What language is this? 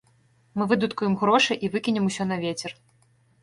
Belarusian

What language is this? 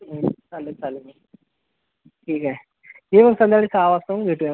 Marathi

